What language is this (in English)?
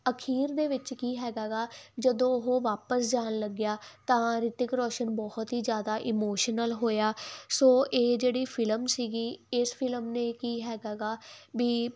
Punjabi